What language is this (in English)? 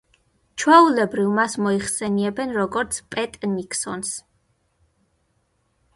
Georgian